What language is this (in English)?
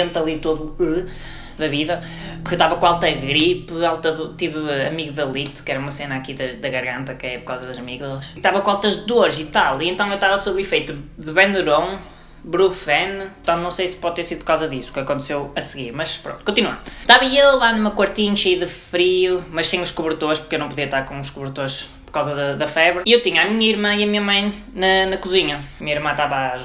Portuguese